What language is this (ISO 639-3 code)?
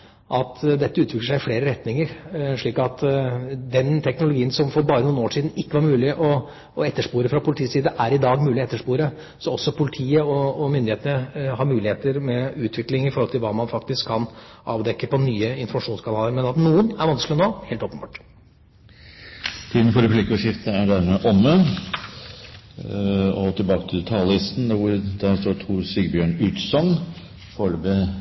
nor